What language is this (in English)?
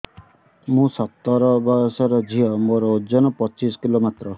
Odia